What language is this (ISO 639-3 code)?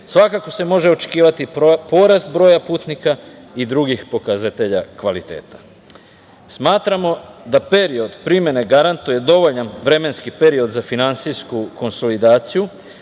srp